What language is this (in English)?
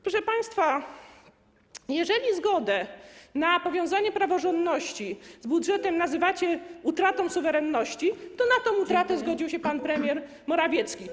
Polish